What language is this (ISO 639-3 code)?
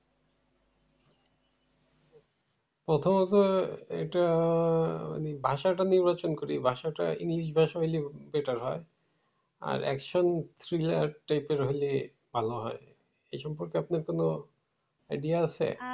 ben